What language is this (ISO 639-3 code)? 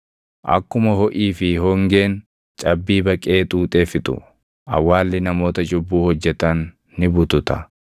orm